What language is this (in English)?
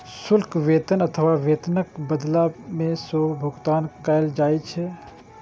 Maithili